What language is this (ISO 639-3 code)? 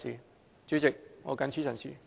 yue